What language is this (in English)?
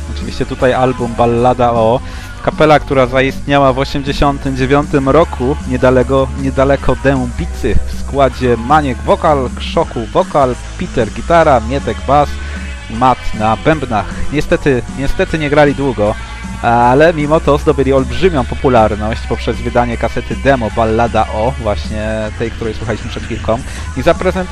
Polish